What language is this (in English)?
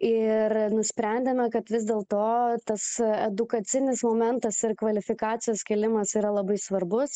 Lithuanian